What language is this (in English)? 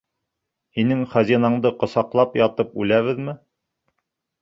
Bashkir